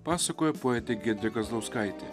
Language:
Lithuanian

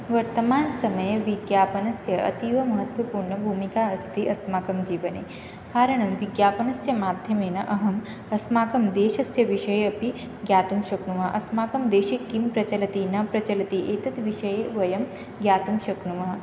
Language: Sanskrit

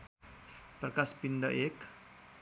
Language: Nepali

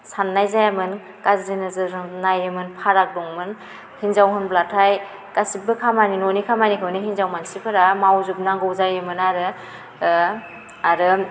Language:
Bodo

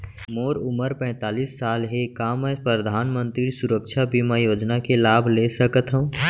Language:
Chhattisgarhi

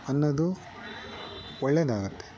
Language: Kannada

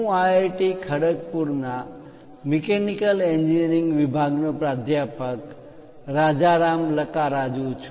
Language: Gujarati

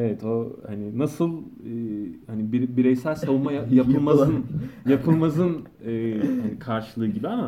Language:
Turkish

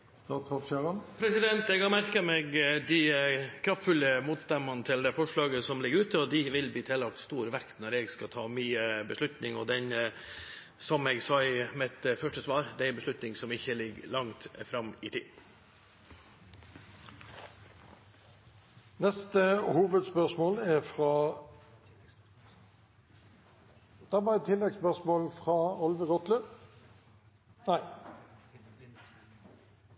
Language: Norwegian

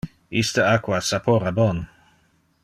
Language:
Interlingua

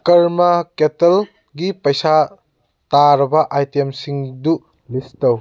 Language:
Manipuri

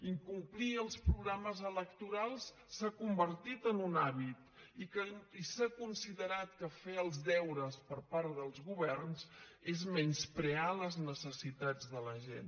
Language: Catalan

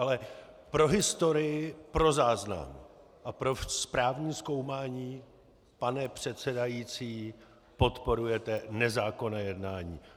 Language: Czech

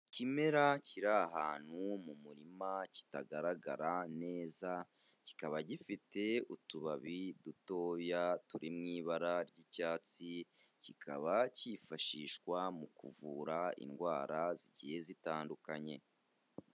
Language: Kinyarwanda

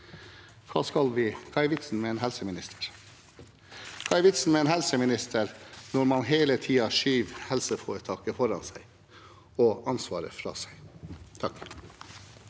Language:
Norwegian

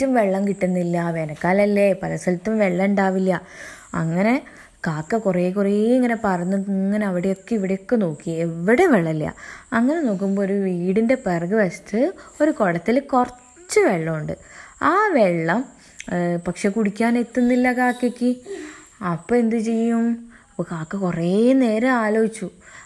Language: Malayalam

